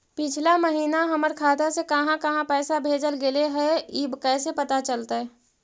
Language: Magahi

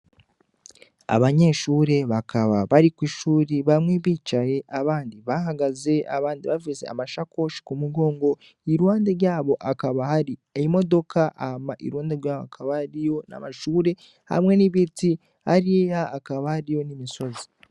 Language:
Rundi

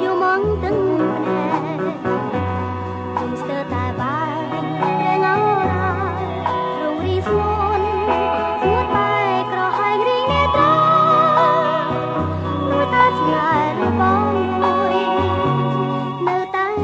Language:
Indonesian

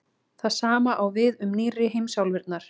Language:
Icelandic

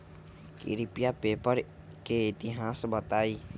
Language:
Magahi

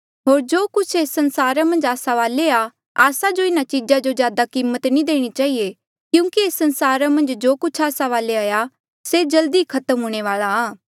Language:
Mandeali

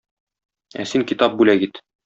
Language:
Tatar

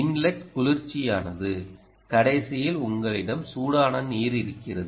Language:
Tamil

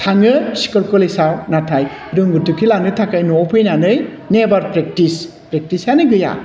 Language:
Bodo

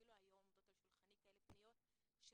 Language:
Hebrew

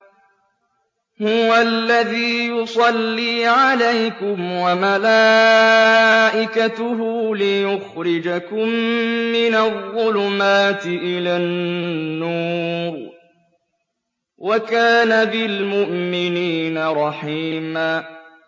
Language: Arabic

